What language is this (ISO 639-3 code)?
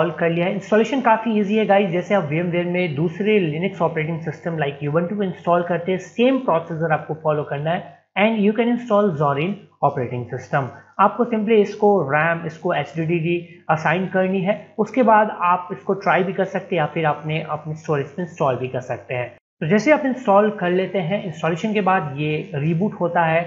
hin